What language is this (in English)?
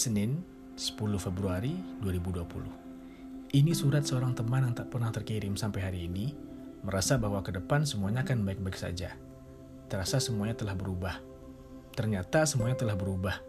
Indonesian